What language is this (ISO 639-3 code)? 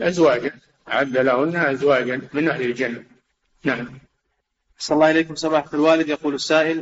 ara